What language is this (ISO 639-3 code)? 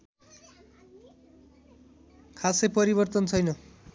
nep